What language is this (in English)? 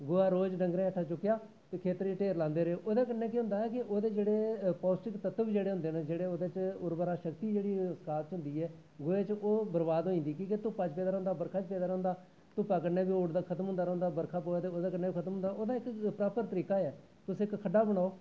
Dogri